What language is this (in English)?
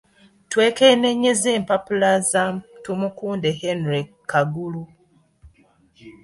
Ganda